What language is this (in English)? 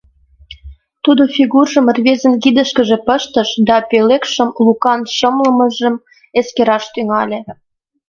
Mari